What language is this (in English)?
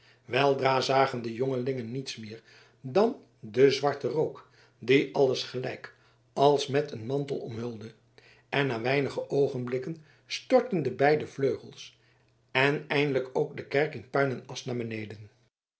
Dutch